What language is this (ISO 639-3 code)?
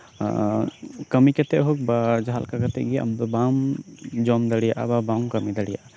sat